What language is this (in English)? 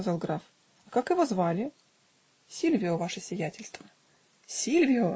Russian